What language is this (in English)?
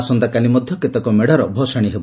Odia